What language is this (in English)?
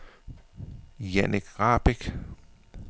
Danish